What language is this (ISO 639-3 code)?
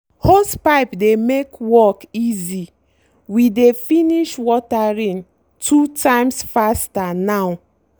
pcm